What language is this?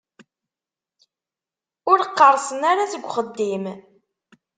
Kabyle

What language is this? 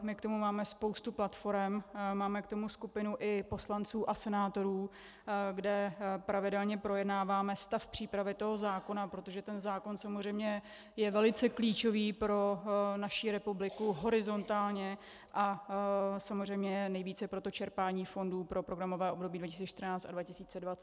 Czech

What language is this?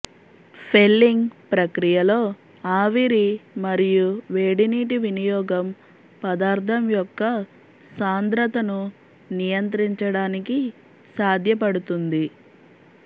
Telugu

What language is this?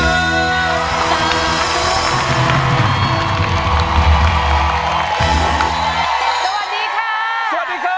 Thai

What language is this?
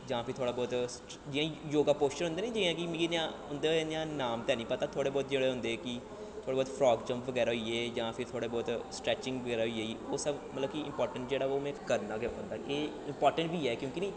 Dogri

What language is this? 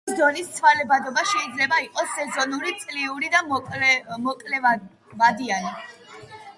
Georgian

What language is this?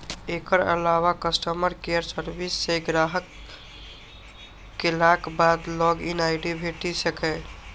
Maithili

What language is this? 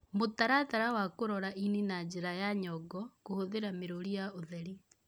Kikuyu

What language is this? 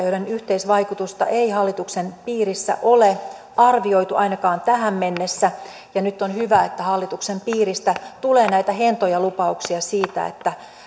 Finnish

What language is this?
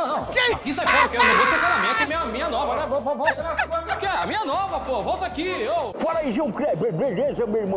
Portuguese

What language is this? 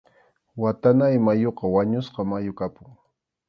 Arequipa-La Unión Quechua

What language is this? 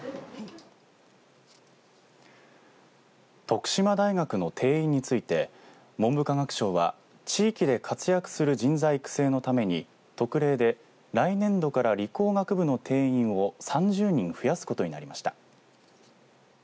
Japanese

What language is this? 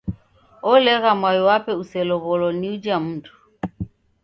Taita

